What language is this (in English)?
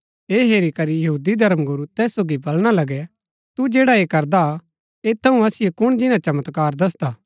Gaddi